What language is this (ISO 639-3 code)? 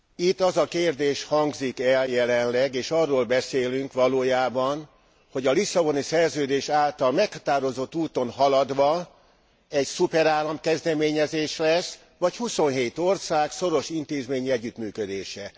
hun